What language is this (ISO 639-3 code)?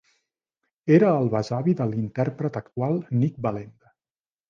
cat